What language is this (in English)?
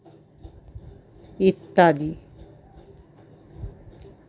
Bangla